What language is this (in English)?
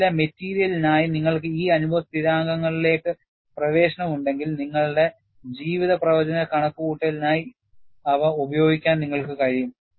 Malayalam